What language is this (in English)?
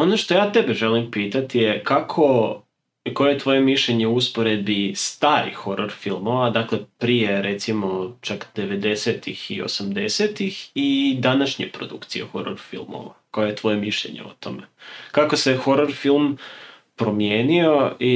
Croatian